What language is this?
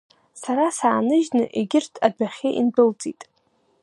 Abkhazian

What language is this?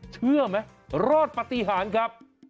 Thai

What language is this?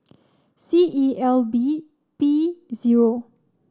English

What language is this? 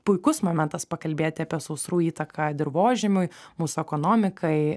Lithuanian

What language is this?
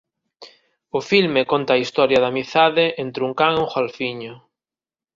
Galician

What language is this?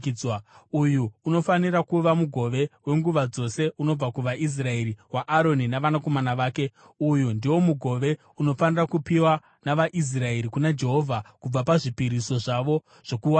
Shona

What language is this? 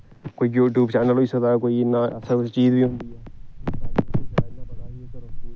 Dogri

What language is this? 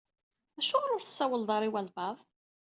Kabyle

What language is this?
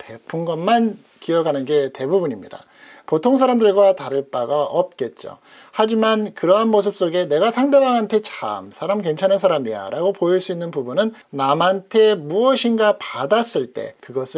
Korean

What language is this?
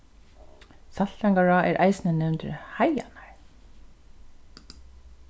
Faroese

